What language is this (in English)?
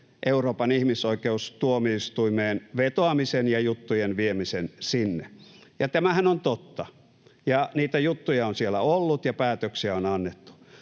Finnish